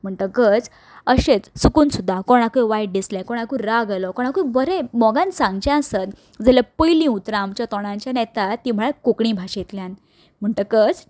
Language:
Konkani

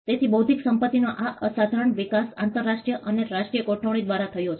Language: Gujarati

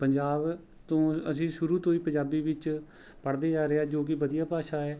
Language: Punjabi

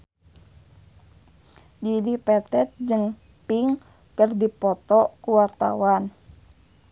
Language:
Sundanese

